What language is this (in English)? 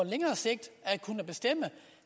Danish